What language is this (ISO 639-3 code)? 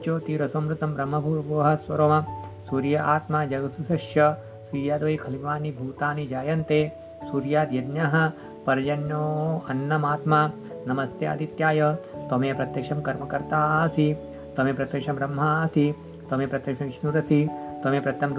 hin